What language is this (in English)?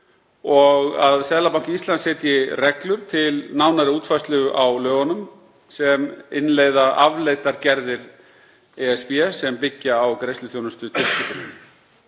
Icelandic